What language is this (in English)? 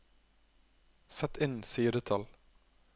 Norwegian